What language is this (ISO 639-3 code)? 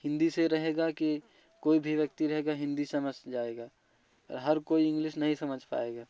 hin